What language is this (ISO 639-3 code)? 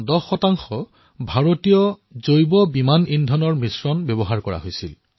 asm